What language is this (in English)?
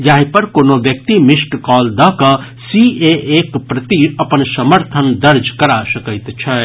Maithili